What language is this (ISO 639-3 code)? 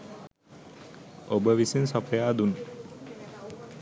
sin